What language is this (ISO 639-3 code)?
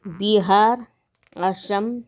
nep